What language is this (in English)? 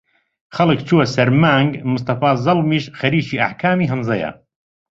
Central Kurdish